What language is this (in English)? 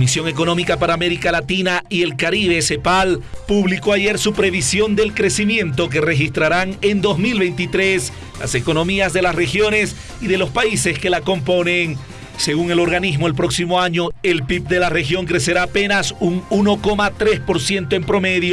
Spanish